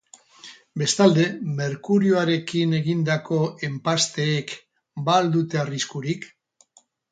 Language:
Basque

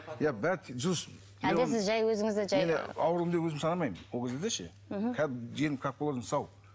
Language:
Kazakh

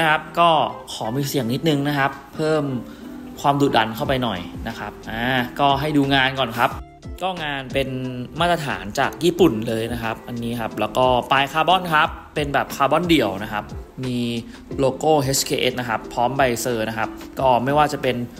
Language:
Thai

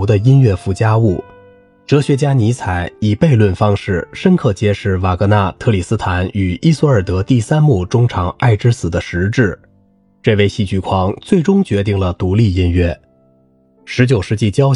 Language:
Chinese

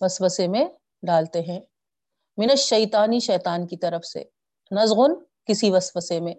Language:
Urdu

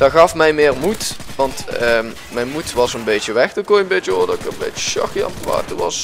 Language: Dutch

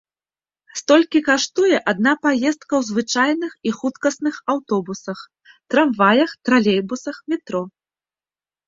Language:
Belarusian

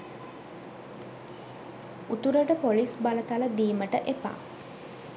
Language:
Sinhala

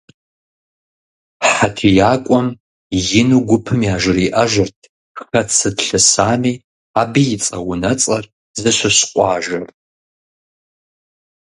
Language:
Kabardian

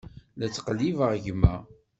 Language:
Kabyle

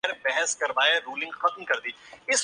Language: Urdu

